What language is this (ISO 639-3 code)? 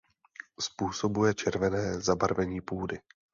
ces